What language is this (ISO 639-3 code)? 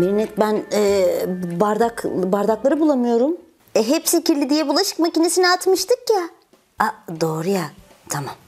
tur